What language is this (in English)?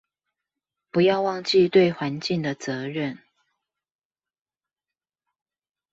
Chinese